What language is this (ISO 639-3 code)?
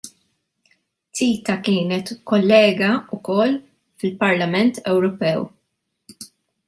mlt